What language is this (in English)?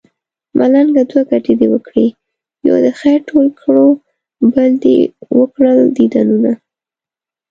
Pashto